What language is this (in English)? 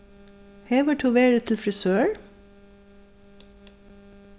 Faroese